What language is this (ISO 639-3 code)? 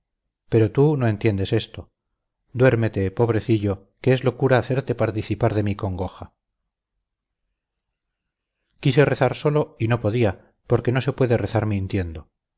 spa